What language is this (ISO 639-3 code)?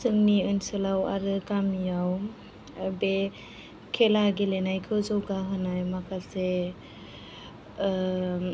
brx